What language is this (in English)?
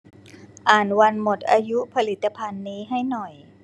Thai